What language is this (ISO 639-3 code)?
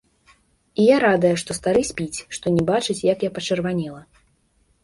bel